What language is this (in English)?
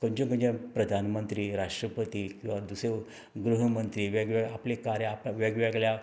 Konkani